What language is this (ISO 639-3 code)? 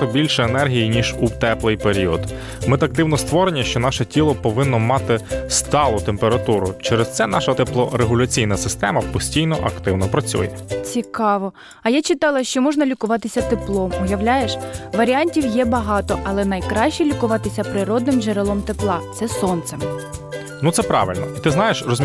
ukr